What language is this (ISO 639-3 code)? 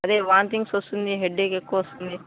tel